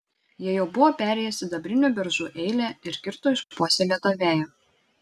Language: Lithuanian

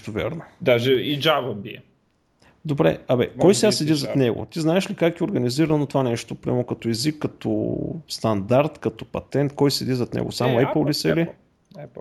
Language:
Bulgarian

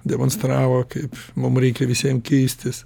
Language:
Lithuanian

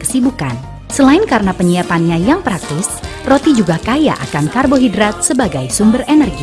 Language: Indonesian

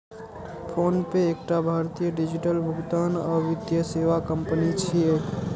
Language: Maithili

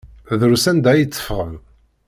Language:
Kabyle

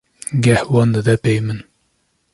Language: Kurdish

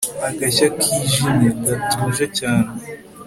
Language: Kinyarwanda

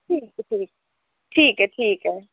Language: Dogri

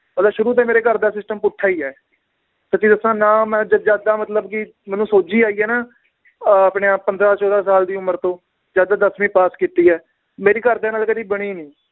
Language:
Punjabi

